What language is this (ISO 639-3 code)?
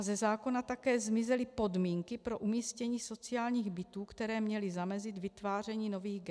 ces